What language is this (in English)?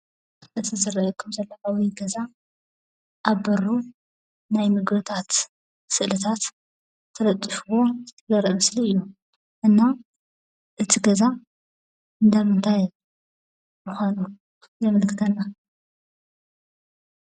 Tigrinya